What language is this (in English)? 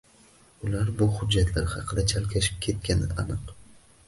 Uzbek